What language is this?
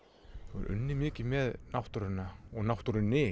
Icelandic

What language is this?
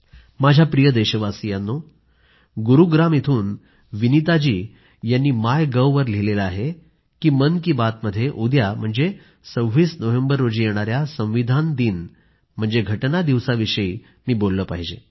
Marathi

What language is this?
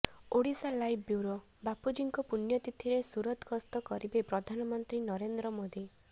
Odia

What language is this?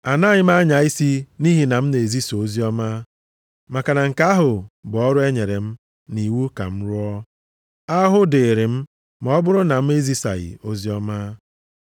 Igbo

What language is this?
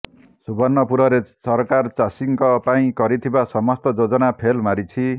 Odia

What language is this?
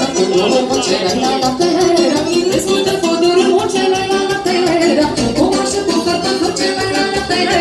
Romanian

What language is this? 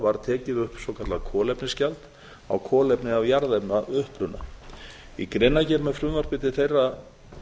Icelandic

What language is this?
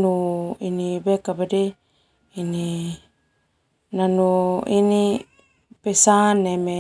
Termanu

